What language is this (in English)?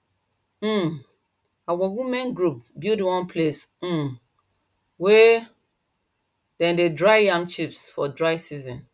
Nigerian Pidgin